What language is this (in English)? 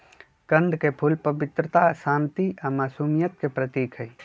Magahi